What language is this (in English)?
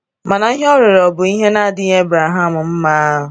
Igbo